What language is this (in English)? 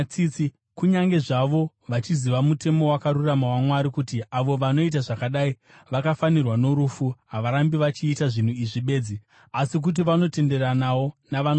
Shona